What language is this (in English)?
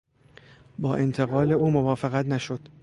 Persian